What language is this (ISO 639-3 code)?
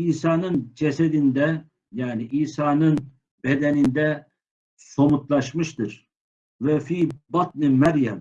tur